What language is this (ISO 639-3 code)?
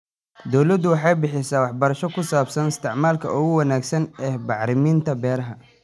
som